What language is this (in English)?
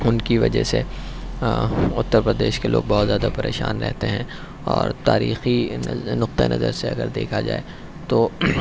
Urdu